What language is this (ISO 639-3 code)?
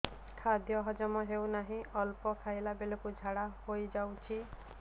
ori